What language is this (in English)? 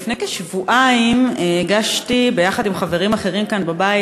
Hebrew